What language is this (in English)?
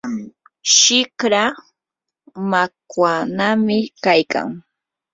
Yanahuanca Pasco Quechua